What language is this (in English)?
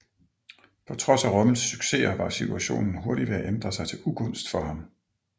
Danish